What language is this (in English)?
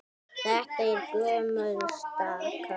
Icelandic